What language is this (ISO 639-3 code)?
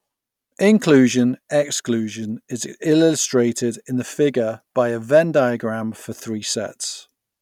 eng